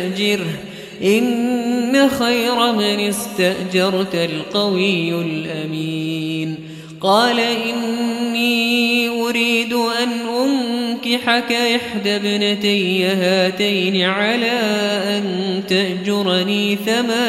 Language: Arabic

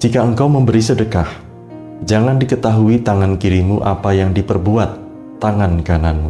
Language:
Indonesian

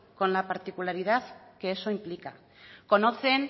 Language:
Spanish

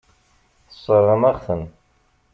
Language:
Kabyle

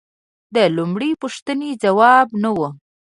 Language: Pashto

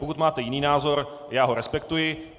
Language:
Czech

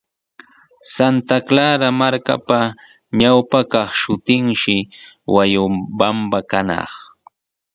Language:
Sihuas Ancash Quechua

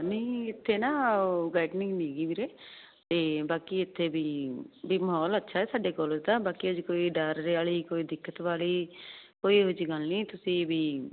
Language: Punjabi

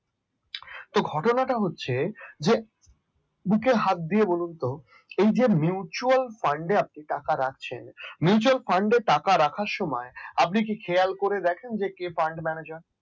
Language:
Bangla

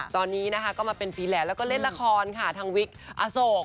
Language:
Thai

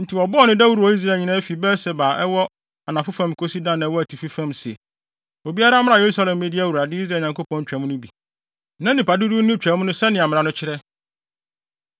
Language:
Akan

